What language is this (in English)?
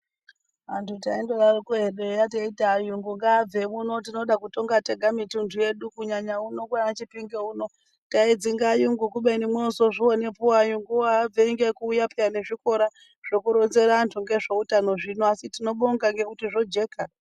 Ndau